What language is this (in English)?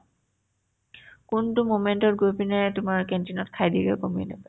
Assamese